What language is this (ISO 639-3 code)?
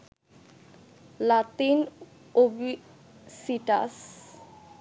ben